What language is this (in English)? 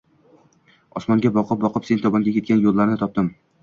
Uzbek